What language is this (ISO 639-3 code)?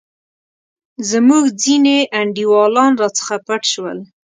pus